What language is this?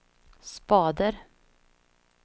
Swedish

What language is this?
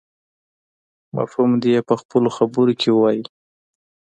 Pashto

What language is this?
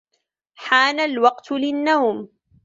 Arabic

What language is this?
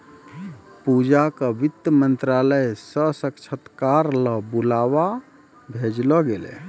Maithili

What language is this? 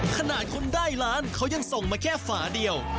Thai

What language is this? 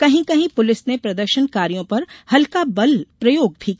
Hindi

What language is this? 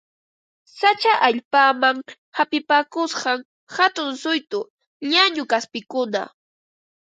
Ambo-Pasco Quechua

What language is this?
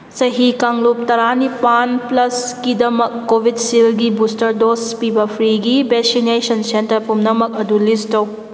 Manipuri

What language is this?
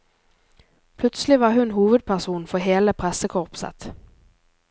Norwegian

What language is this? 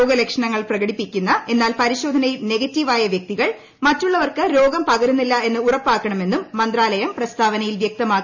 Malayalam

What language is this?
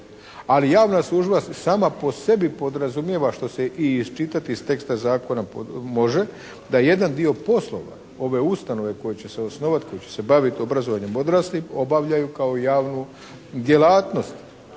Croatian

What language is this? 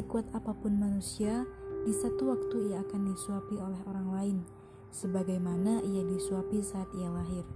Indonesian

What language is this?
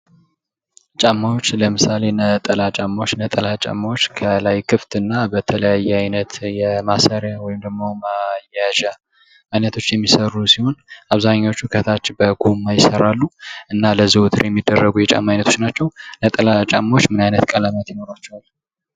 Amharic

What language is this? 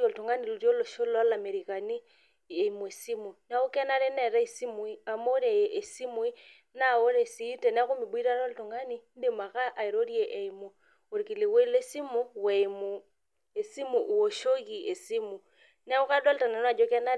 Masai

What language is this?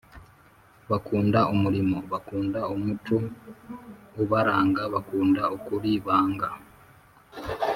Kinyarwanda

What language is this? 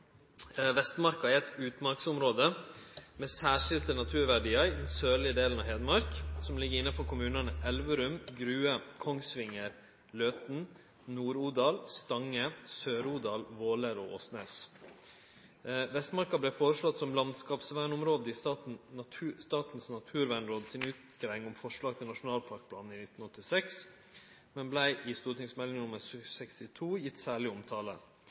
Norwegian Nynorsk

